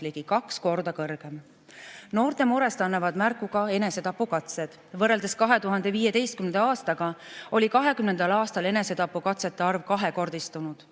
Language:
Estonian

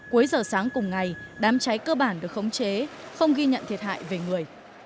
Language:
Vietnamese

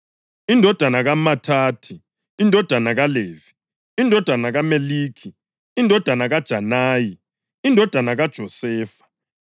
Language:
North Ndebele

